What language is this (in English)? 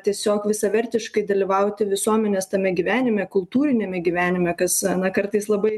Lithuanian